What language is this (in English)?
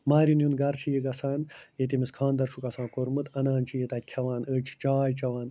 Kashmiri